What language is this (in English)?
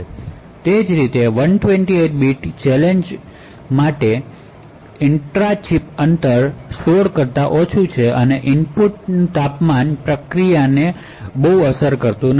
Gujarati